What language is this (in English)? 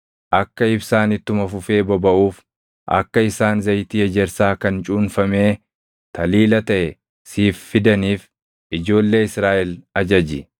Oromo